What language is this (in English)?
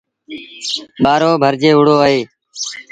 Sindhi Bhil